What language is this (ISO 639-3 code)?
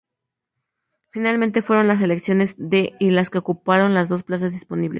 spa